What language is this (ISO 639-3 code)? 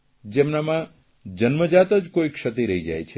guj